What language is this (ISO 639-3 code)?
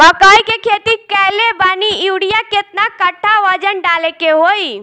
bho